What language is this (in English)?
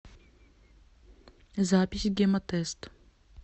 Russian